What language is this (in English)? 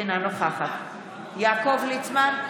Hebrew